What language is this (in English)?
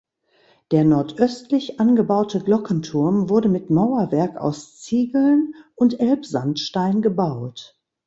German